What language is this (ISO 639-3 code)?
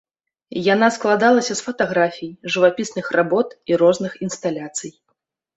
bel